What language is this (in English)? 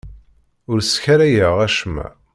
Kabyle